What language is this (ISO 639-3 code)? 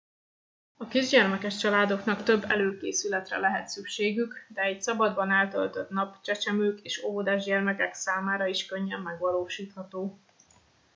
hun